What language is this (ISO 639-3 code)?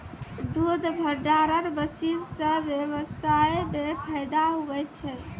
mai